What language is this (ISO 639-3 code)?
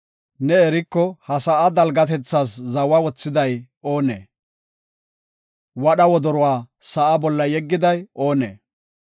gof